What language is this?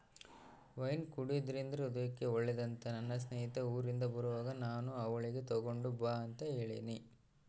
Kannada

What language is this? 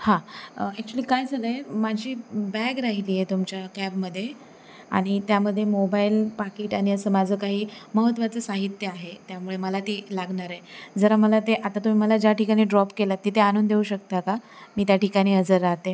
Marathi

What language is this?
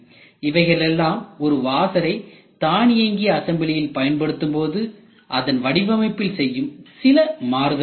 Tamil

